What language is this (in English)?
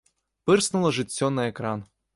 Belarusian